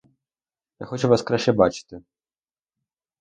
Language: Ukrainian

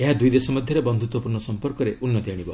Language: Odia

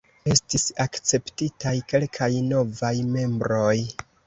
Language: Esperanto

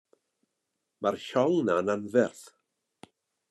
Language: Welsh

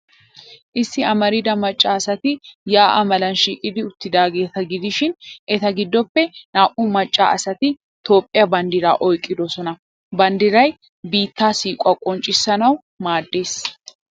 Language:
Wolaytta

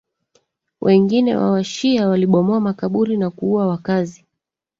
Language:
Swahili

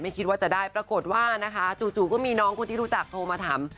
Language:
Thai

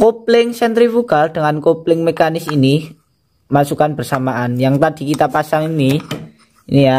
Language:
Indonesian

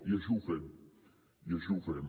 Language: Catalan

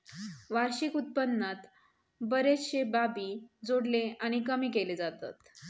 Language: Marathi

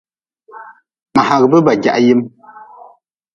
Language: Nawdm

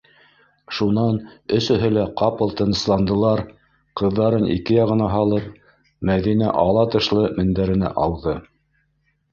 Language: Bashkir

